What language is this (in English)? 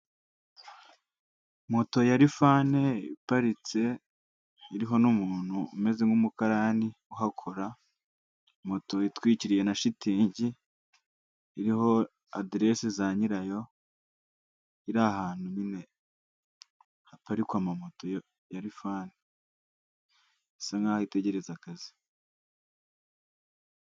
Kinyarwanda